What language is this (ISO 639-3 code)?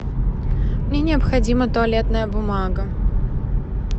rus